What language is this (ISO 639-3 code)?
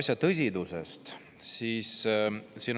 est